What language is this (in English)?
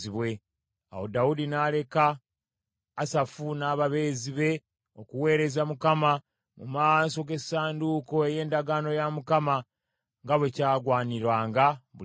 Ganda